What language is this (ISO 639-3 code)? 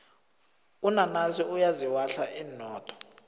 nbl